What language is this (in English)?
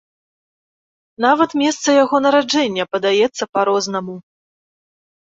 Belarusian